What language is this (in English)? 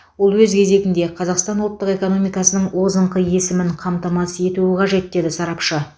Kazakh